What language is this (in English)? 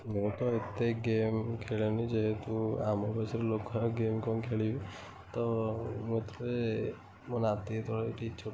Odia